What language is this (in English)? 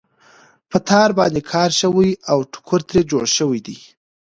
Pashto